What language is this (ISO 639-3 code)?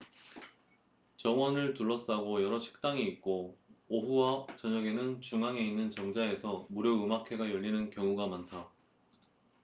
kor